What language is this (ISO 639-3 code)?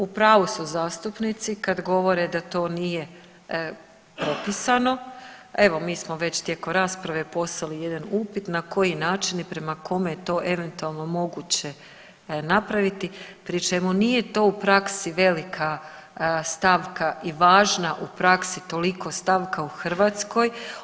hrv